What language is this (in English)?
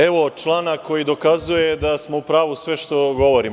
Serbian